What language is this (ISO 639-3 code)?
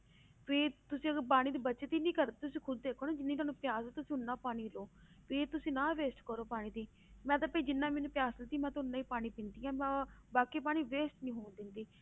pan